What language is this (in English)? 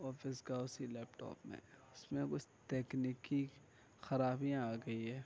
Urdu